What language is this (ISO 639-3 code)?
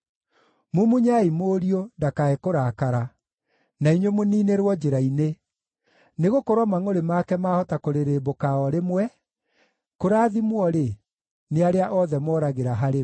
kik